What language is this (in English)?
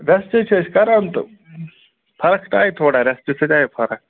Kashmiri